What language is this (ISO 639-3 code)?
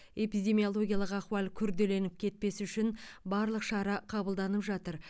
kaz